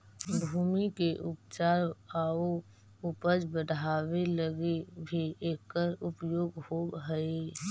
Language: Magahi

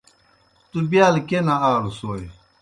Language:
Kohistani Shina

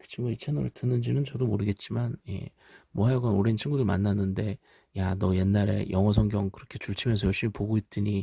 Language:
Korean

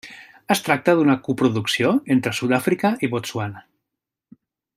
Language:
Catalan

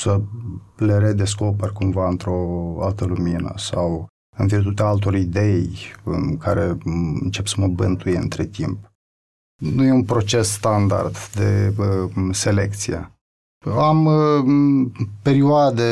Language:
Romanian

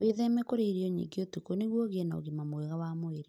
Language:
Kikuyu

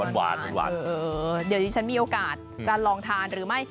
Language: Thai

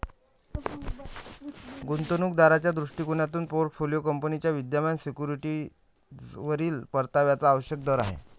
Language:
Marathi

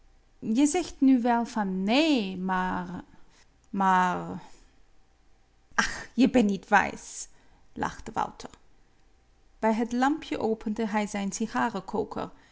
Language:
Dutch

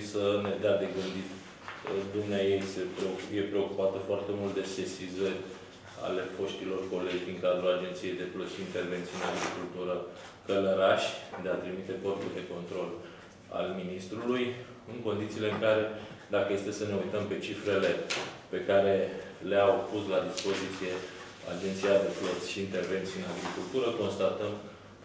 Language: Romanian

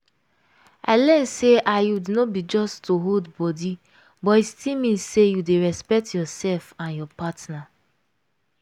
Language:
Nigerian Pidgin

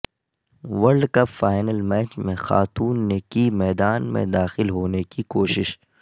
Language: Urdu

